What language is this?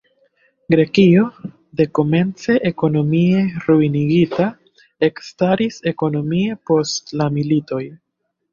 Esperanto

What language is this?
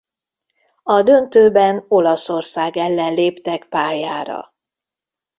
Hungarian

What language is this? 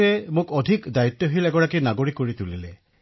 Assamese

